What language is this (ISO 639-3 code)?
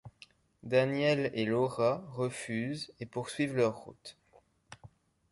fra